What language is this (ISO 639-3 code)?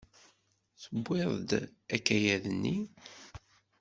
kab